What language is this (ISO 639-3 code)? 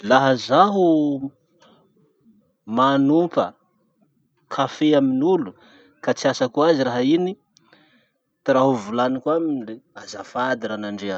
msh